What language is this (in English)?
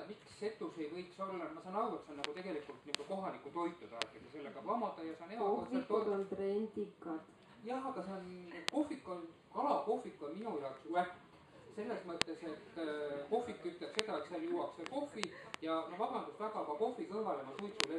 Swedish